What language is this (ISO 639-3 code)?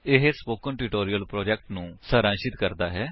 pan